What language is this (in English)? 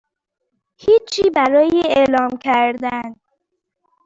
Persian